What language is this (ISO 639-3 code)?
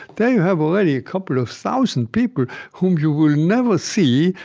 eng